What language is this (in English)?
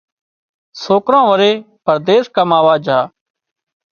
Wadiyara Koli